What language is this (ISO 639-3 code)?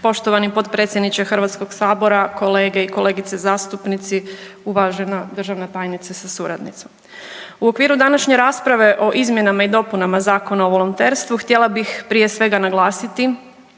hrv